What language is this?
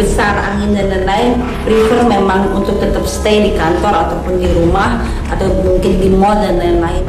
Indonesian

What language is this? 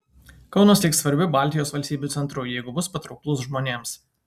Lithuanian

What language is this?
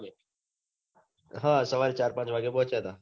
Gujarati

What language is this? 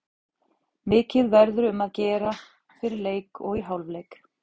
Icelandic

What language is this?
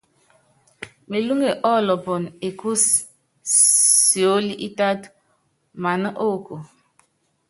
Yangben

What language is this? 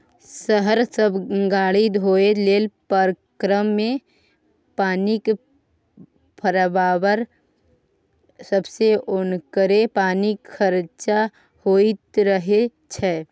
Maithili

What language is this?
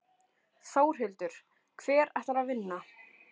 Icelandic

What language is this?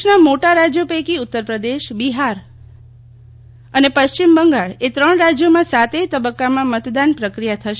Gujarati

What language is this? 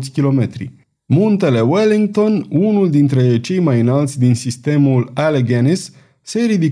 Romanian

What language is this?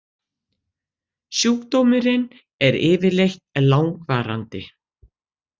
Icelandic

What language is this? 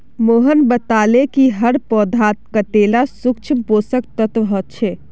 Magahi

